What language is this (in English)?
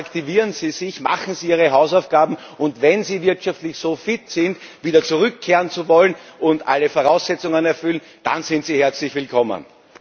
German